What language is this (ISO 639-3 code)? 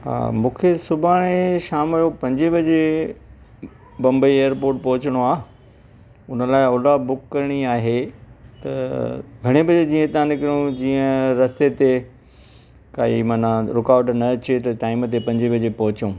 snd